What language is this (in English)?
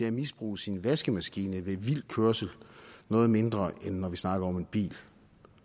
Danish